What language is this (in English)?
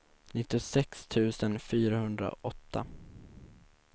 Swedish